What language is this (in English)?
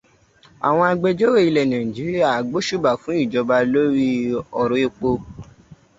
Yoruba